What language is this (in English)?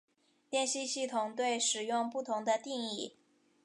Chinese